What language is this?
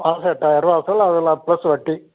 Tamil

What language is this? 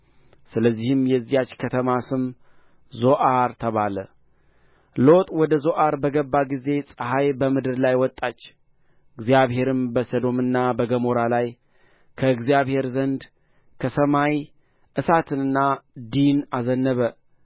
Amharic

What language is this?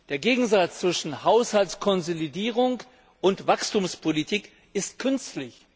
German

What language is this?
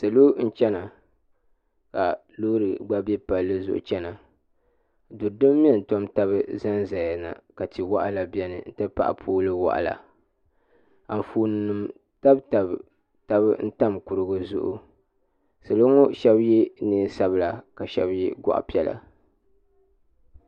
Dagbani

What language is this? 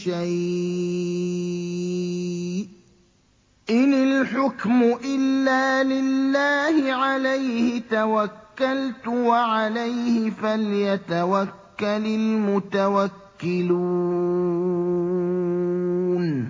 Arabic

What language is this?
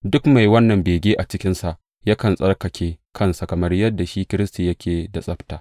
Hausa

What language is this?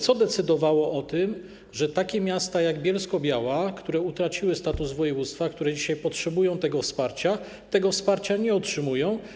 Polish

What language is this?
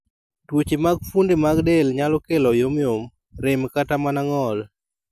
Luo (Kenya and Tanzania)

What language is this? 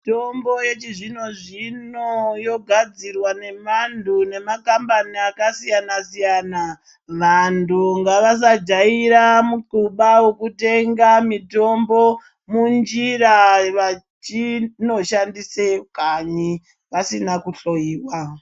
Ndau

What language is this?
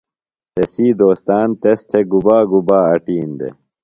Phalura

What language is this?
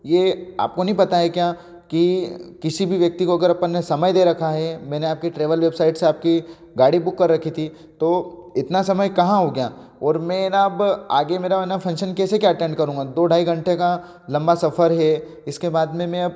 Hindi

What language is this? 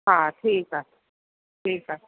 Sindhi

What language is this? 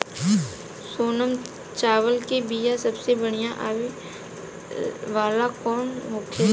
Bhojpuri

